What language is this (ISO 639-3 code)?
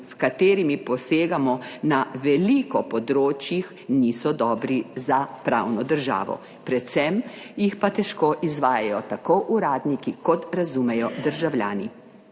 slv